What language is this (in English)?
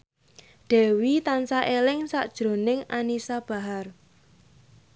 Javanese